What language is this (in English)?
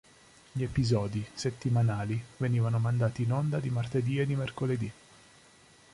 Italian